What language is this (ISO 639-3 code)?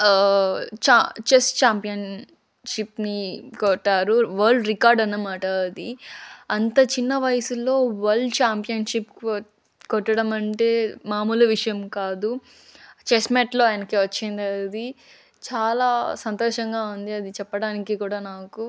tel